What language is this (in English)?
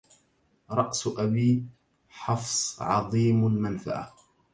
Arabic